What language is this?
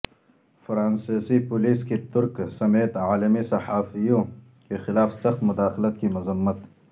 Urdu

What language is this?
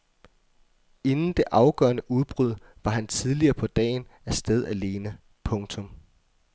Danish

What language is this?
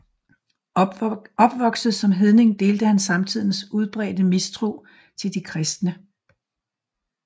Danish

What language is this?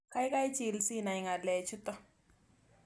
Kalenjin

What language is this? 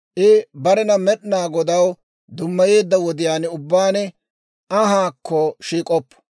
Dawro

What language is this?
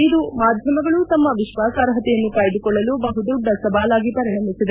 Kannada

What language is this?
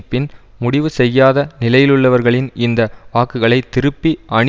Tamil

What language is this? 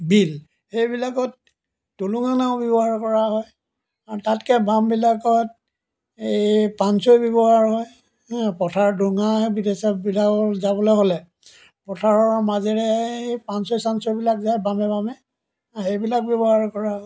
Assamese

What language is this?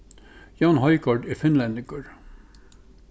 Faroese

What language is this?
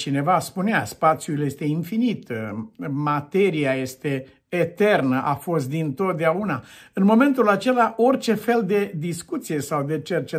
Romanian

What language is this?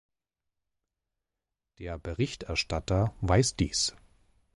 German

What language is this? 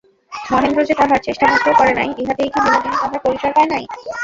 Bangla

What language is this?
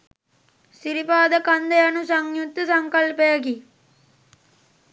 Sinhala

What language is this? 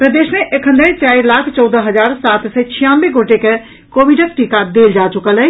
Maithili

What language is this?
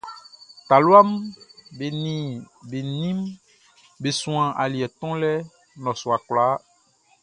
Baoulé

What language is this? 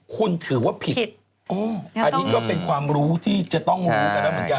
Thai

